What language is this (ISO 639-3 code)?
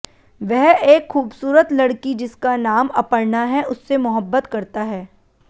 hin